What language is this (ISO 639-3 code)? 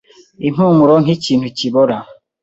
kin